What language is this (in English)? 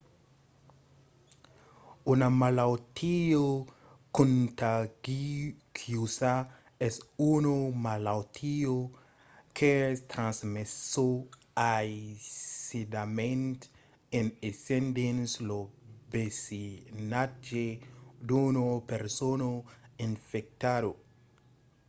Occitan